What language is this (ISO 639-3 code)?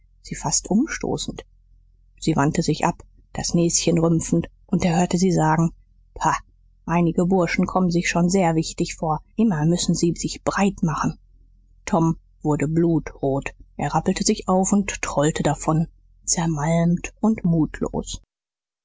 deu